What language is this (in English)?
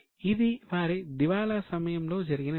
Telugu